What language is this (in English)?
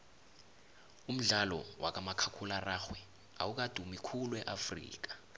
South Ndebele